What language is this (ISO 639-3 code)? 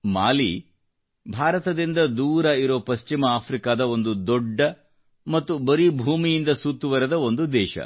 kan